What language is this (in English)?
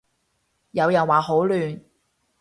Cantonese